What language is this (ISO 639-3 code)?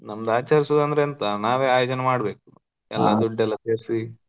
kan